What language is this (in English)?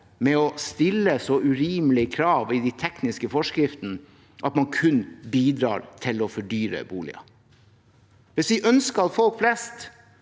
Norwegian